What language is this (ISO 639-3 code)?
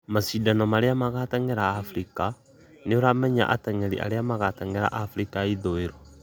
kik